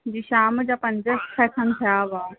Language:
Sindhi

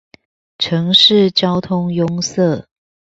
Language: Chinese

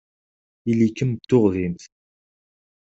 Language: Kabyle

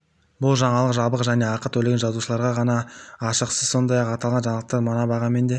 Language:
Kazakh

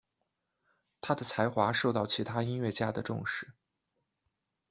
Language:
Chinese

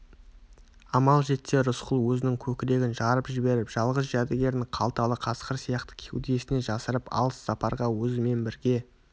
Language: Kazakh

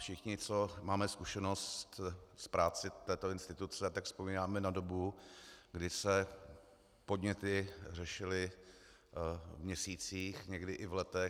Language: Czech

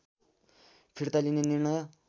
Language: Nepali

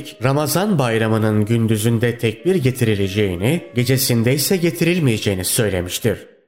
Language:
Turkish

